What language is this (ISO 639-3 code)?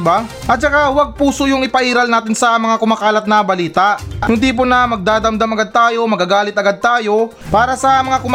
fil